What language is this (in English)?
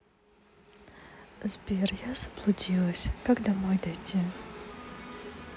Russian